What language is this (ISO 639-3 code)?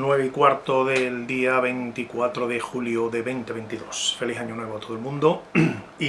spa